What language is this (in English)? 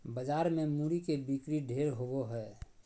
Magahi